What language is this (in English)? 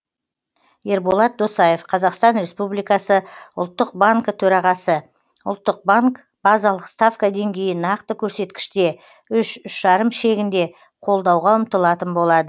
Kazakh